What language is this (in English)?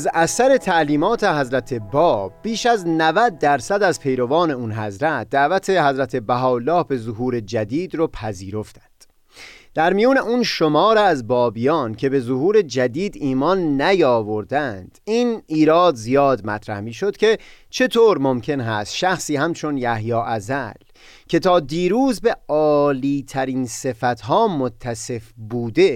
Persian